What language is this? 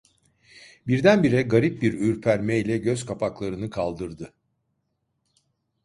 Turkish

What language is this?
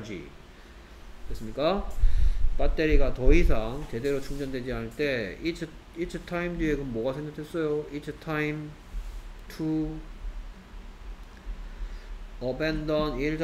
Korean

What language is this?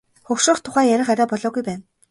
Mongolian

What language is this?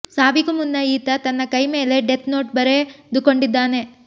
Kannada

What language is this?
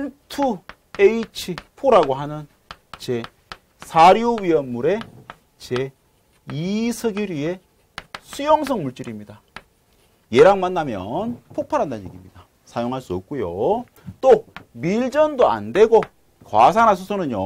Korean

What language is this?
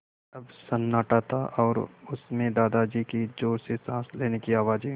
Hindi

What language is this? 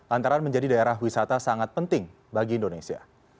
Indonesian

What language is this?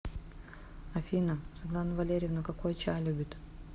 Russian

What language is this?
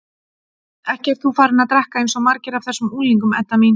Icelandic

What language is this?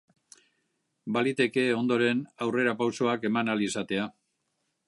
Basque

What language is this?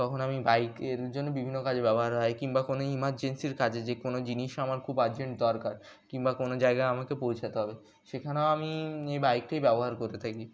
Bangla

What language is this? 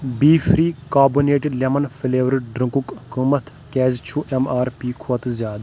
Kashmiri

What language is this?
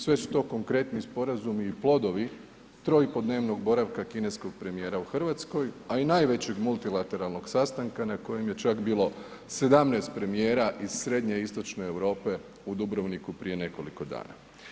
Croatian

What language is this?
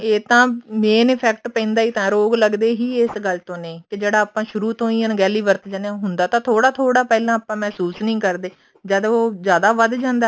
Punjabi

